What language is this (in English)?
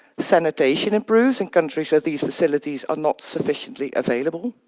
English